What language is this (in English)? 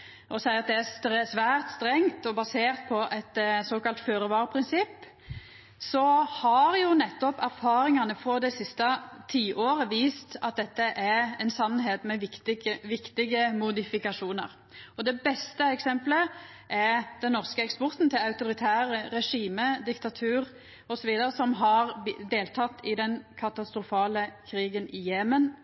Norwegian Nynorsk